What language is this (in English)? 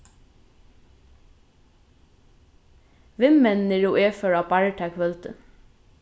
Faroese